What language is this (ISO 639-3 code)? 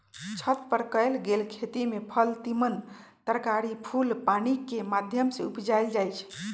mag